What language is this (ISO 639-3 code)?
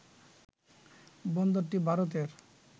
ben